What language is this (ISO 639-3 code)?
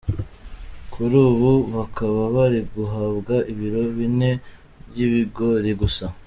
kin